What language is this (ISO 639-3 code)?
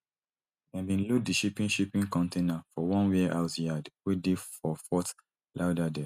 pcm